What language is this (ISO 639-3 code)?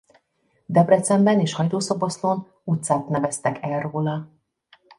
hun